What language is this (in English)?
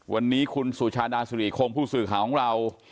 Thai